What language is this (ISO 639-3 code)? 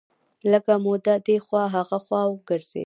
pus